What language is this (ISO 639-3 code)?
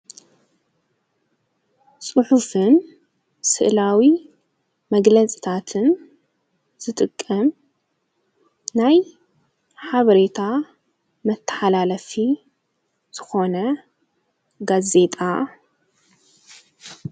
tir